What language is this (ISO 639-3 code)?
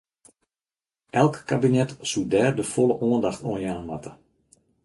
fry